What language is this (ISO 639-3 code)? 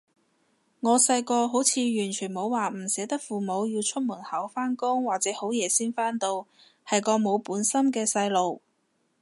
yue